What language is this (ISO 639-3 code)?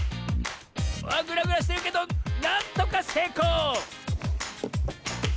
jpn